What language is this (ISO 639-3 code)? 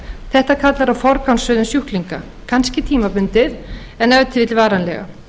isl